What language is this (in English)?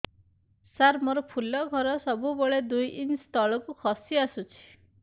Odia